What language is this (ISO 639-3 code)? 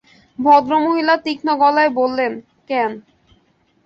ben